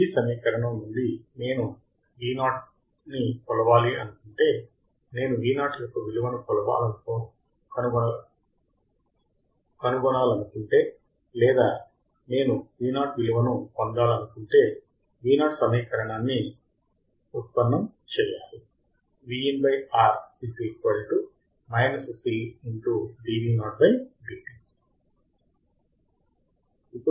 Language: Telugu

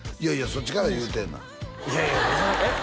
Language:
Japanese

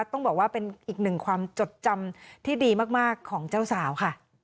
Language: Thai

